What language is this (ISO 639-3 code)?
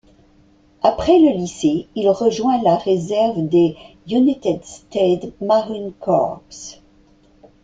fra